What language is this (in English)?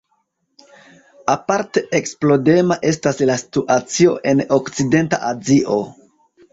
Esperanto